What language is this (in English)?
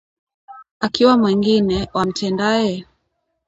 Swahili